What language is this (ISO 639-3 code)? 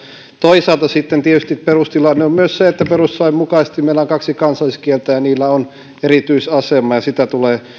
fin